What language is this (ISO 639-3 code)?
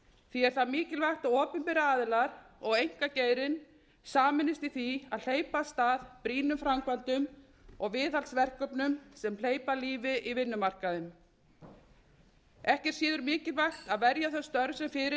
isl